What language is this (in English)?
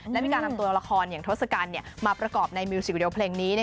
Thai